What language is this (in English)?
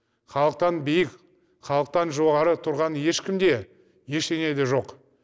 Kazakh